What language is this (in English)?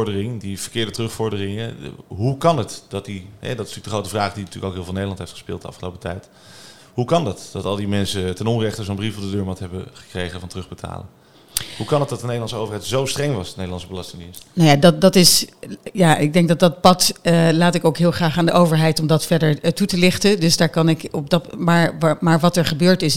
Dutch